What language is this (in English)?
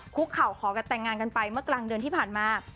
Thai